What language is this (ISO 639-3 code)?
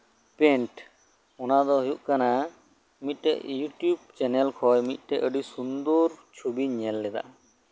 sat